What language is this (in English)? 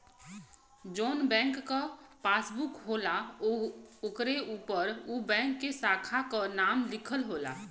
Bhojpuri